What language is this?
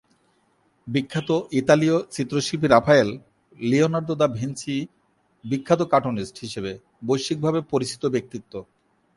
Bangla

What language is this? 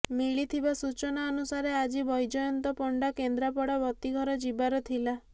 Odia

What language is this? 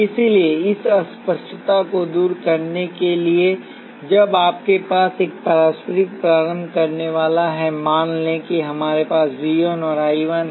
Hindi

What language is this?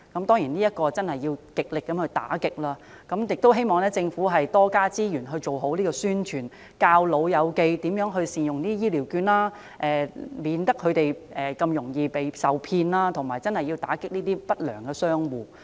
Cantonese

